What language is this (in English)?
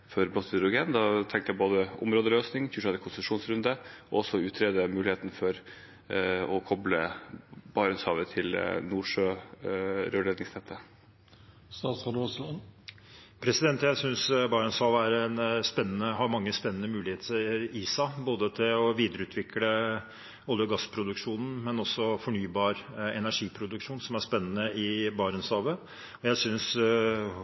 Norwegian